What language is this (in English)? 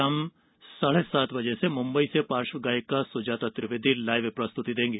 Hindi